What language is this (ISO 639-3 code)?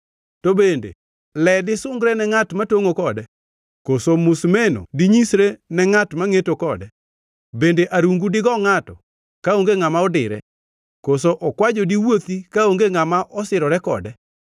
luo